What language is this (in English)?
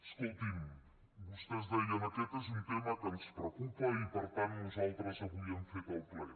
Catalan